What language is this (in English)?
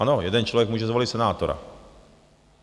Czech